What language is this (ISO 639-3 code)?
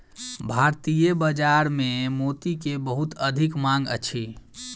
mai